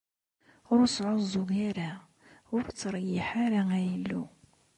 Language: Kabyle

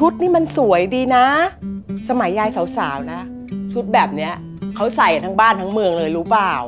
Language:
Thai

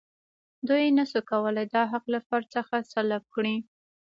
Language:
Pashto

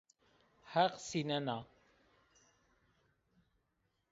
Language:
Zaza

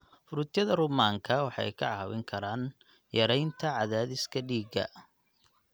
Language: Somali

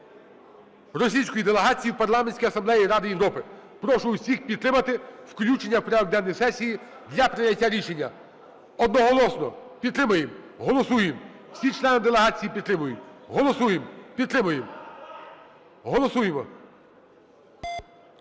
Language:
Ukrainian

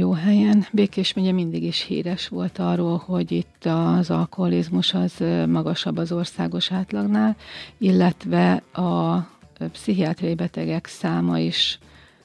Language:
Hungarian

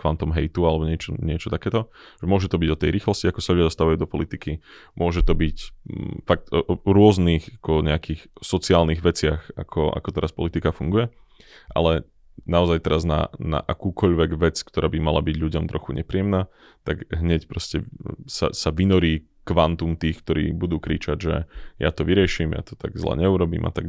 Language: Slovak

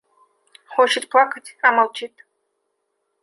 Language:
Russian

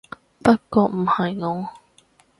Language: Cantonese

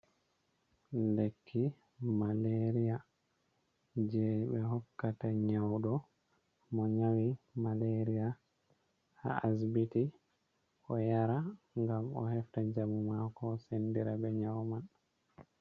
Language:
Fula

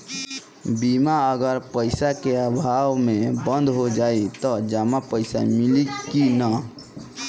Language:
Bhojpuri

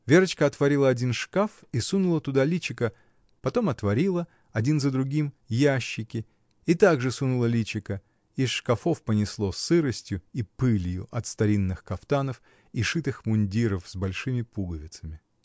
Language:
Russian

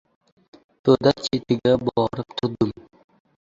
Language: Uzbek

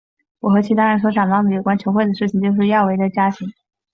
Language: Chinese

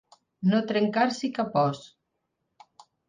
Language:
Catalan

